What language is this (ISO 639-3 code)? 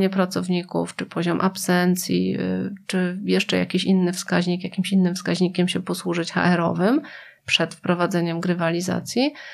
pol